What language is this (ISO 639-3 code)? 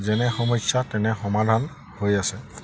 asm